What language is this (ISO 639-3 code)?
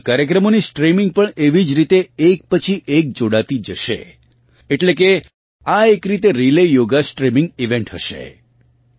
guj